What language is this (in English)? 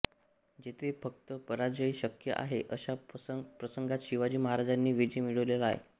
Marathi